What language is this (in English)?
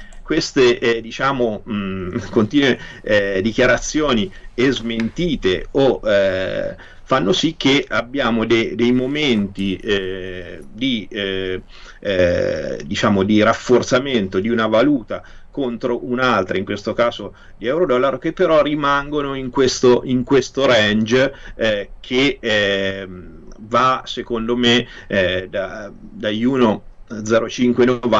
Italian